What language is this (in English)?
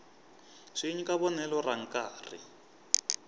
Tsonga